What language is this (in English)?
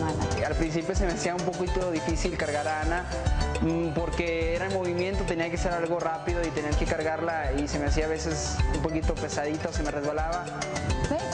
Spanish